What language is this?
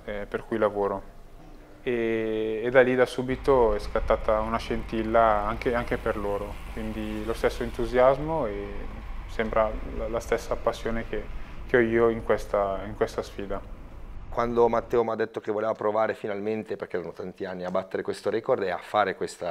Italian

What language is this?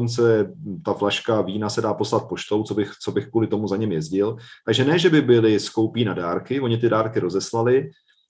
Czech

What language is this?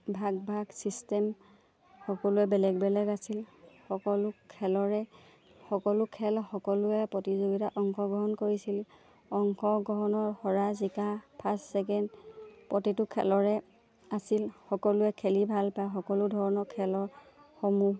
Assamese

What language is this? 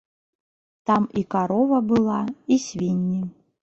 Belarusian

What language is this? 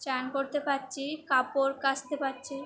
Bangla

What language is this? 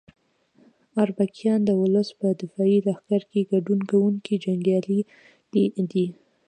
Pashto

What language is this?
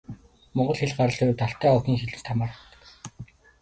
Mongolian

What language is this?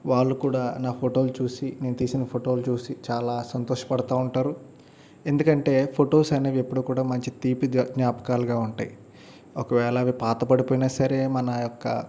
Telugu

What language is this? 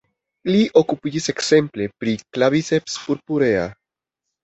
Esperanto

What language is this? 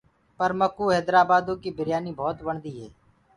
Gurgula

